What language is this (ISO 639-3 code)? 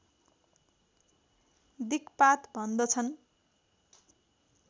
nep